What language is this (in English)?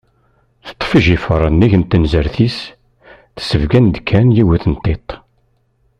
Kabyle